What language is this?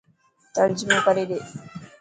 Dhatki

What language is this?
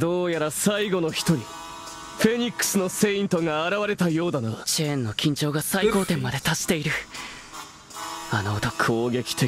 Portuguese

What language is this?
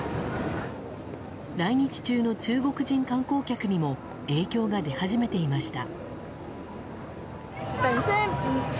Japanese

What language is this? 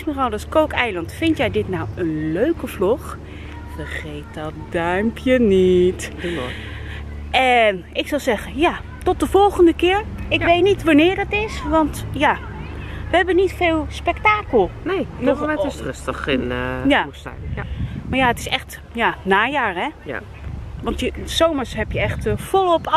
Dutch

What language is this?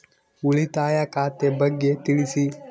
Kannada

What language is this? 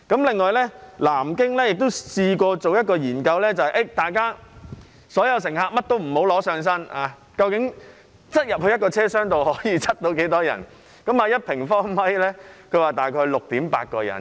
Cantonese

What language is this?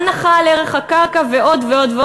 Hebrew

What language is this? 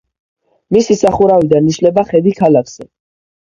Georgian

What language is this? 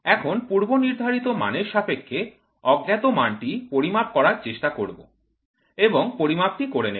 Bangla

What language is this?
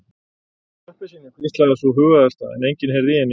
Icelandic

